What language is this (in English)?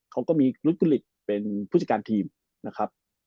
Thai